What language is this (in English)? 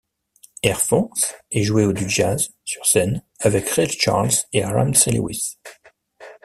French